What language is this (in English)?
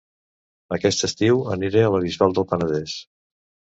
Catalan